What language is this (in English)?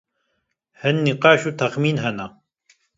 Kurdish